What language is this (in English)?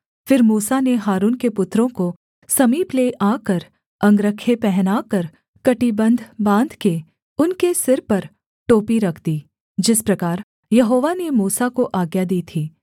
Hindi